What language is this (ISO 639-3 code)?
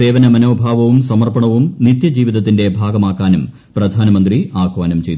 mal